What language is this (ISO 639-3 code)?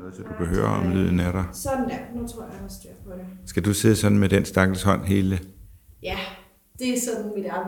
dan